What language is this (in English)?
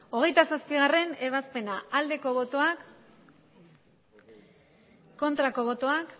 Basque